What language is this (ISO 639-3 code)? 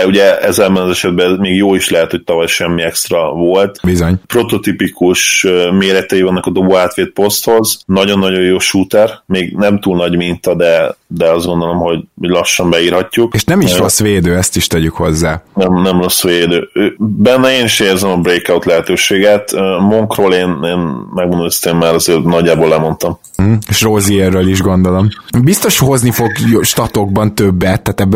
hun